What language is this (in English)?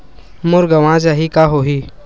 Chhattisgarhi